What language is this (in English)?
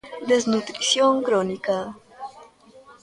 Galician